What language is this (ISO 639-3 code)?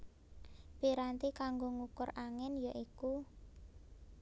jav